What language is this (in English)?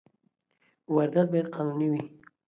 Pashto